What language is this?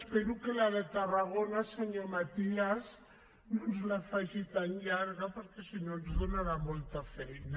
Catalan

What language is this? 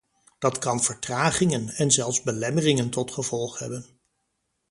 Dutch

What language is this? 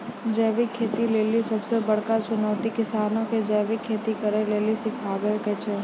Maithili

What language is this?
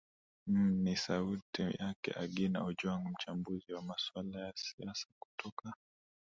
Swahili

